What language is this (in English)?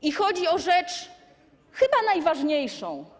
Polish